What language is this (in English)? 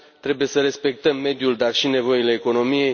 Romanian